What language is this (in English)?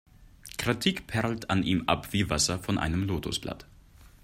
German